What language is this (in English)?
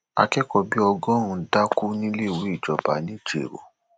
Yoruba